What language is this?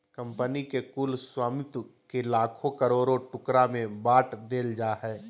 Magahi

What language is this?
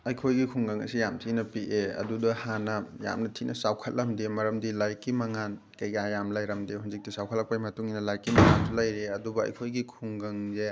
Manipuri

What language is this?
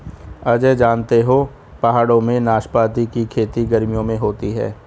Hindi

